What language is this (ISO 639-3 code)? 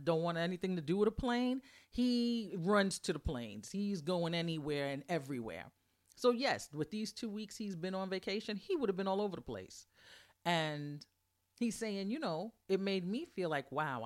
eng